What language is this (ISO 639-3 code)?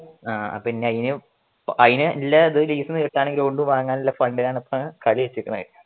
mal